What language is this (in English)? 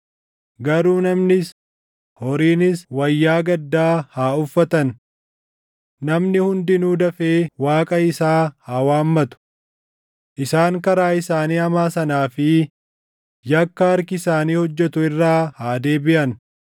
Oromo